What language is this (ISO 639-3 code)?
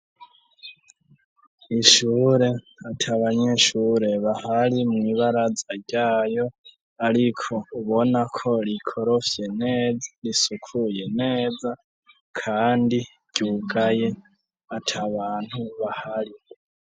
run